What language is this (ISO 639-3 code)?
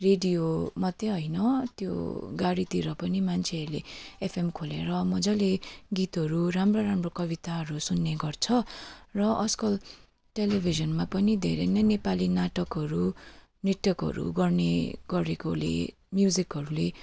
nep